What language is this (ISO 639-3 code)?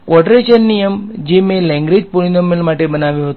guj